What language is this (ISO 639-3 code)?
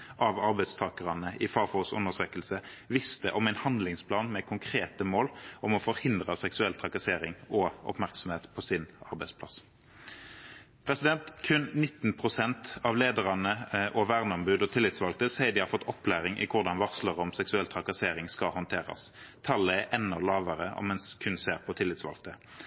nob